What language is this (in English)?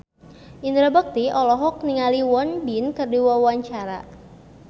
Sundanese